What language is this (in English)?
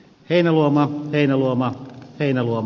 Finnish